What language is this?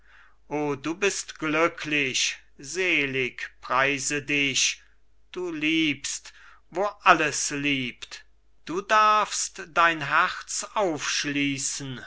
German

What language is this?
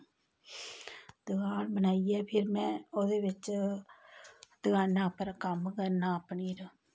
Dogri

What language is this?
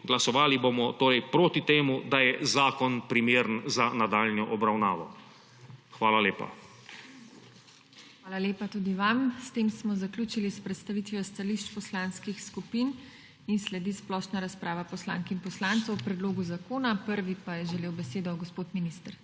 Slovenian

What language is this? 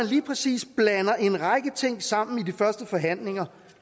Danish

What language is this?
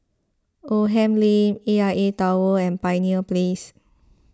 English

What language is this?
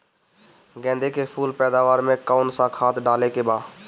Bhojpuri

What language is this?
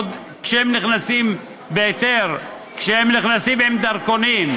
Hebrew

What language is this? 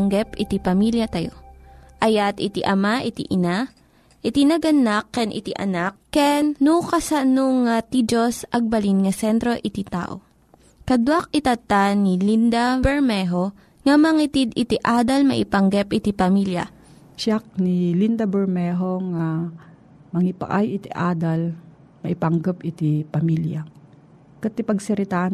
Filipino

